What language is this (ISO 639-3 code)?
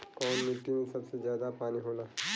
bho